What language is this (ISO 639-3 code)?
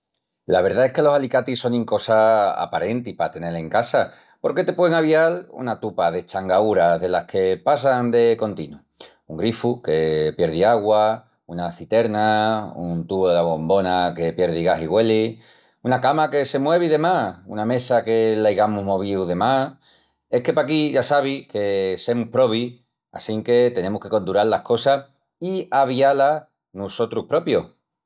ext